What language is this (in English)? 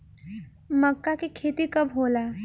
Bhojpuri